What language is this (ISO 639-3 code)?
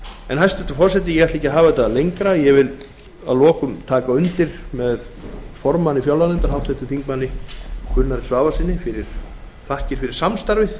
isl